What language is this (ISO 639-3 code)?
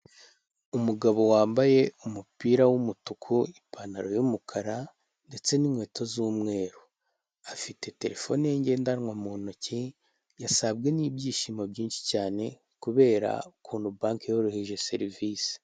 kin